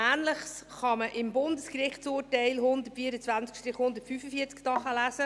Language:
Swiss German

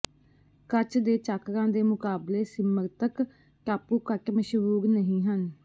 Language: Punjabi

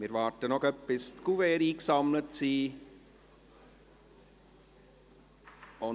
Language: Swiss German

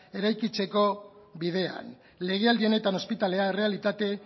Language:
Basque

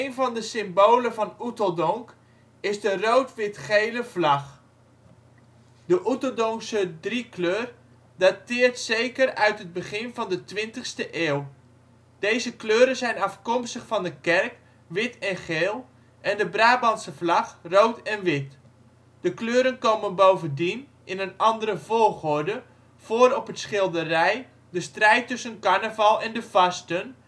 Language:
Dutch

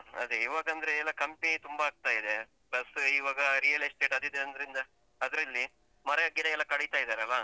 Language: Kannada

